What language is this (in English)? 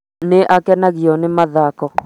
Kikuyu